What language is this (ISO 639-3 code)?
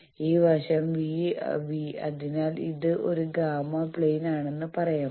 mal